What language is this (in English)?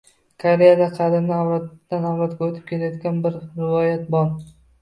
Uzbek